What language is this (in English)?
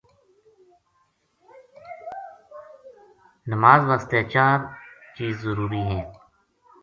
Gujari